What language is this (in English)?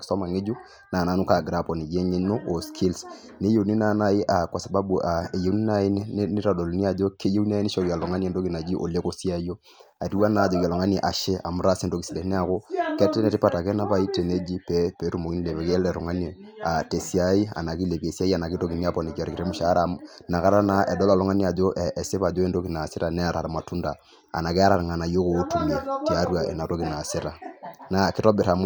Masai